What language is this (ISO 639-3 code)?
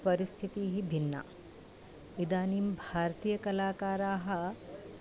san